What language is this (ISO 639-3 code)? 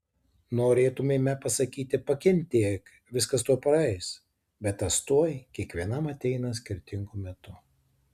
lit